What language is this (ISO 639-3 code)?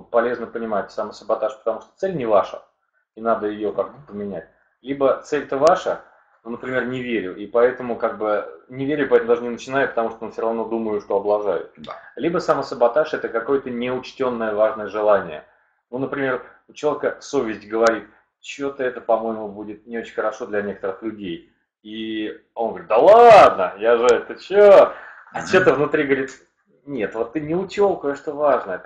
rus